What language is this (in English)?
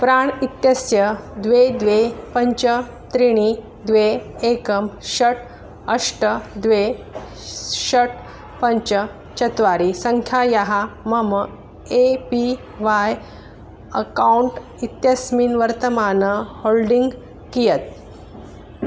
Sanskrit